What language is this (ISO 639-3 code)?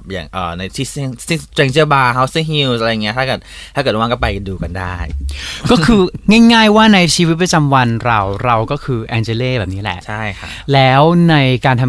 tha